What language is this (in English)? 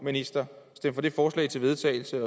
Danish